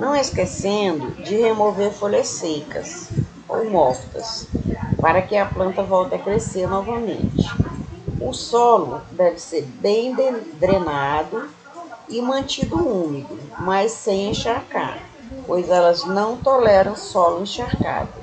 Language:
Portuguese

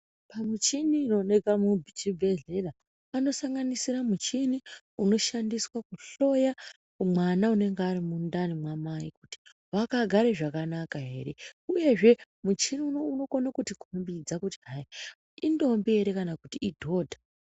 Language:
Ndau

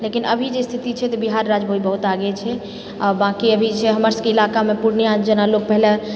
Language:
Maithili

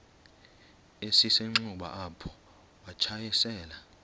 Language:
Xhosa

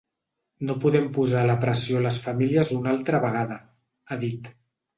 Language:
Catalan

